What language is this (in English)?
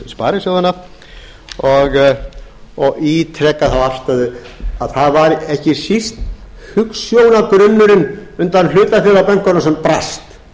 Icelandic